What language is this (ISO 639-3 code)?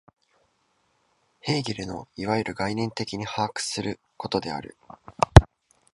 jpn